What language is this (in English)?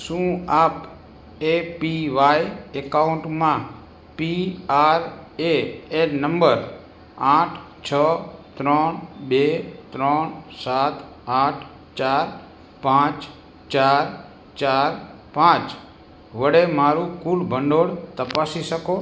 Gujarati